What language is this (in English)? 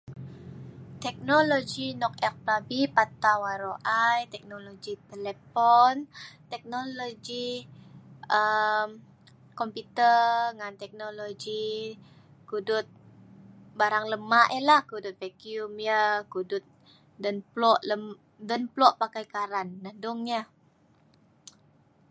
Sa'ban